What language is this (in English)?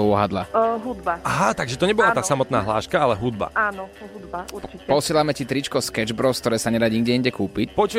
Slovak